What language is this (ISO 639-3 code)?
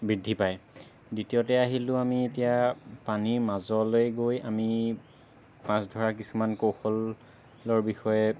asm